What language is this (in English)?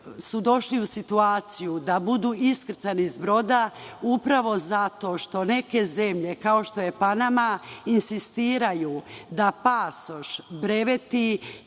Serbian